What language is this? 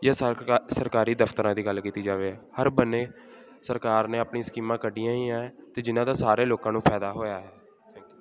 Punjabi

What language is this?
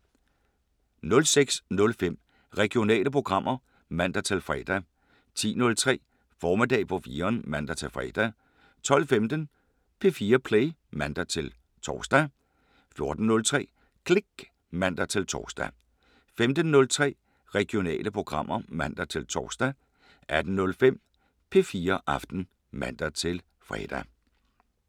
Danish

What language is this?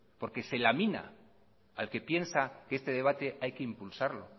Spanish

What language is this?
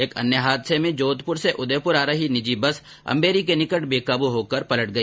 Hindi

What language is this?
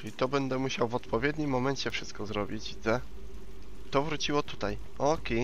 Polish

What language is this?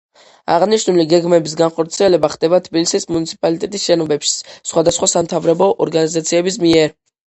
Georgian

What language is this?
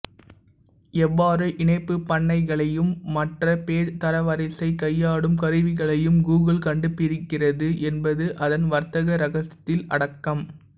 Tamil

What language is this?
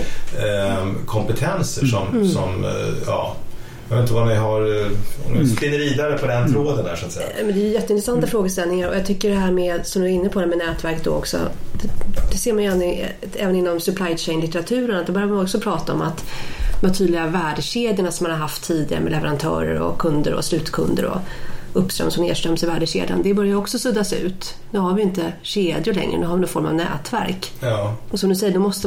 Swedish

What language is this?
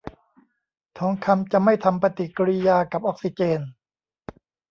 Thai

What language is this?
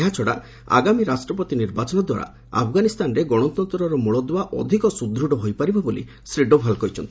Odia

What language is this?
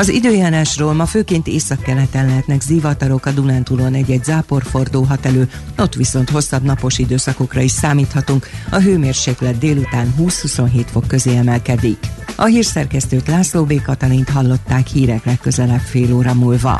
Hungarian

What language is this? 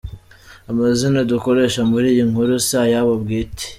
Kinyarwanda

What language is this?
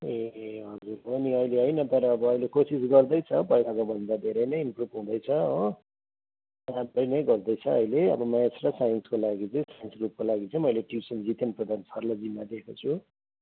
Nepali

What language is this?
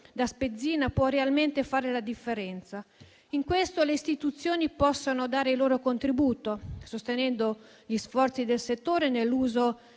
Italian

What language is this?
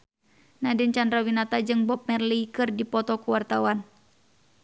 Sundanese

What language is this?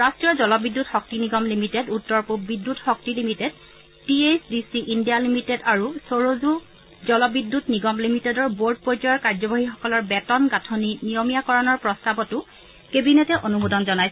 Assamese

